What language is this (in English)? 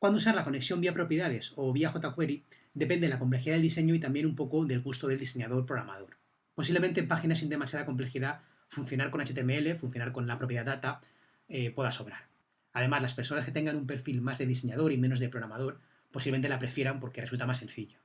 Spanish